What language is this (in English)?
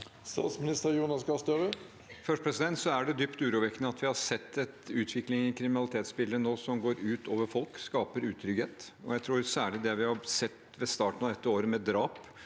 Norwegian